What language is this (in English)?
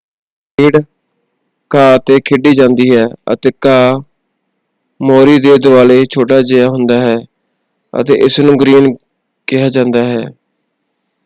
Punjabi